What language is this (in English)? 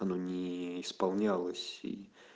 Russian